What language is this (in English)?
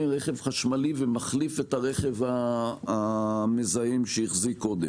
Hebrew